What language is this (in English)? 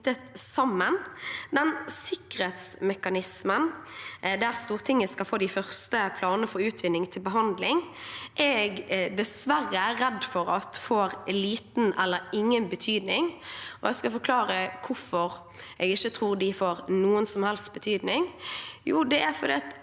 Norwegian